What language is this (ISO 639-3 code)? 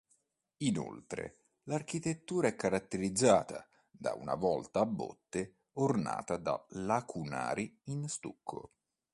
ita